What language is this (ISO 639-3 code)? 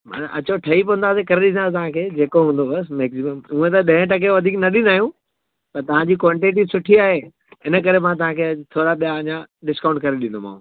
snd